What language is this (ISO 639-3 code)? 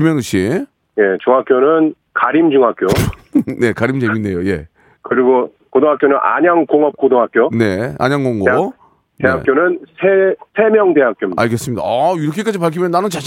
kor